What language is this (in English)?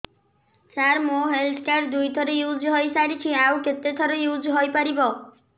Odia